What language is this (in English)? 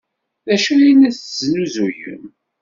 Kabyle